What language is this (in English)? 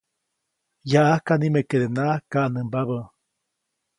Copainalá Zoque